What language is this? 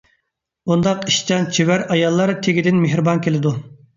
Uyghur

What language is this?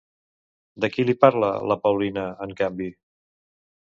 Catalan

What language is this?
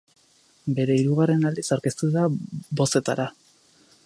Basque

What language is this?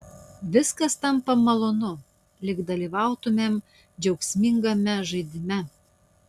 Lithuanian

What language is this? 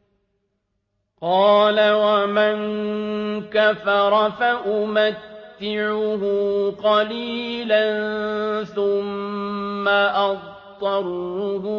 Arabic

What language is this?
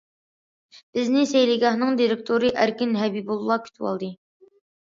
Uyghur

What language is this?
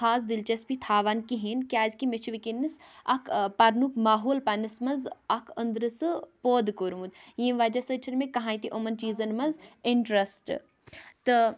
Kashmiri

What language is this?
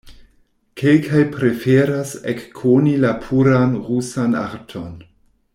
Esperanto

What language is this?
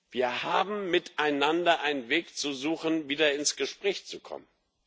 German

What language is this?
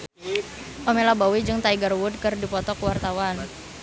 Sundanese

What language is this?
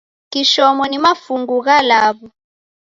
Taita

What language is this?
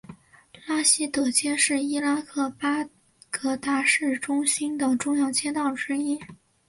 Chinese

